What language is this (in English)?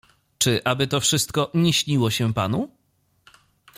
Polish